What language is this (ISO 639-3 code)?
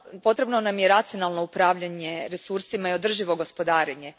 hrv